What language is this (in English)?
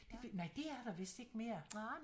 Danish